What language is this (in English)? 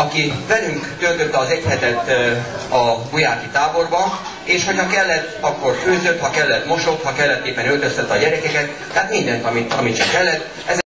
Hungarian